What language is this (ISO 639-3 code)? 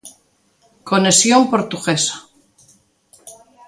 glg